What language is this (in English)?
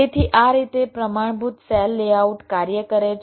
Gujarati